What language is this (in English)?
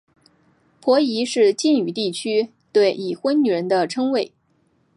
Chinese